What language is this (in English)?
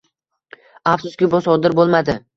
Uzbek